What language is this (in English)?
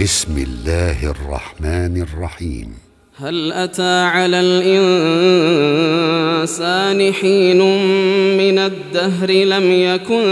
Arabic